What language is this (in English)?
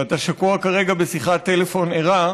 Hebrew